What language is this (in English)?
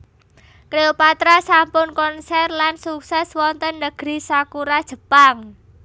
Javanese